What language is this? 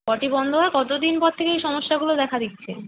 Bangla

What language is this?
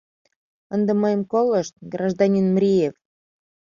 Mari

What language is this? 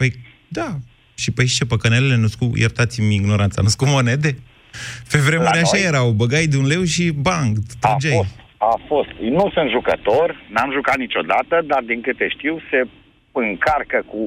Romanian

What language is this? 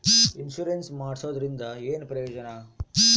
Kannada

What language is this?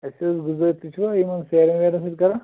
Kashmiri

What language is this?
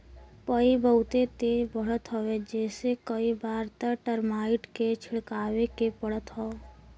Bhojpuri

